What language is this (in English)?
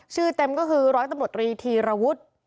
Thai